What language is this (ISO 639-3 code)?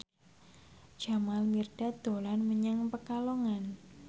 jav